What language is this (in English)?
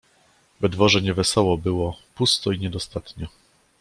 Polish